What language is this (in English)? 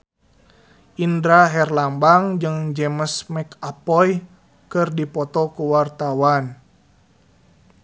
Sundanese